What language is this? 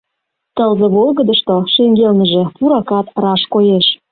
Mari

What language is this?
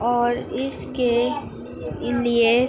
Urdu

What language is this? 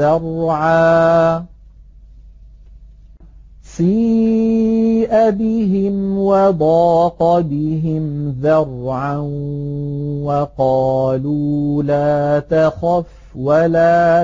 Arabic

